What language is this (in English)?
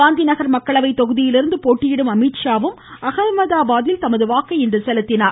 Tamil